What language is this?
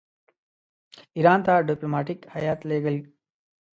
Pashto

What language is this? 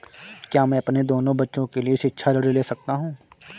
Hindi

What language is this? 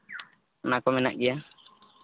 Santali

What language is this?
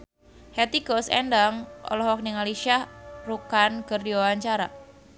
Sundanese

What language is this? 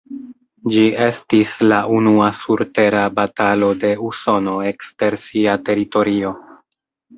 Esperanto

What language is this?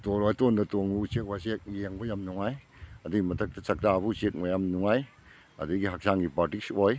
Manipuri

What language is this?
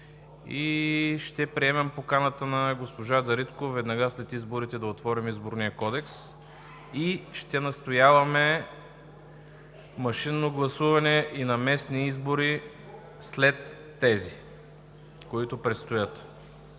Bulgarian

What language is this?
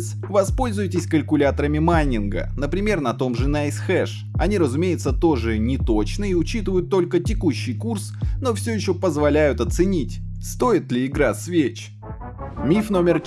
Russian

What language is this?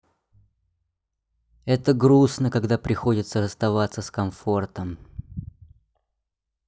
Russian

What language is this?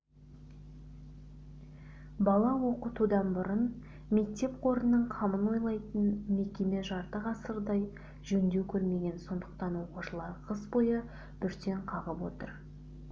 Kazakh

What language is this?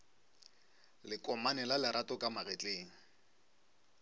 Northern Sotho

